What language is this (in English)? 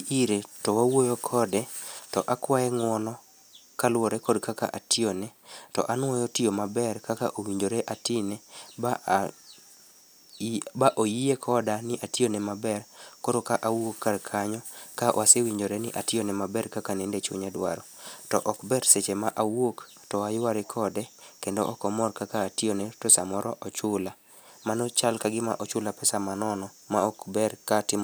Luo (Kenya and Tanzania)